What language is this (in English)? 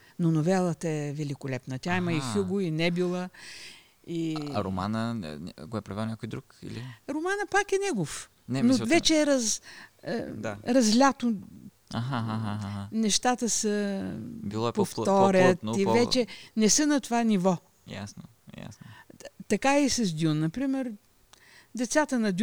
Bulgarian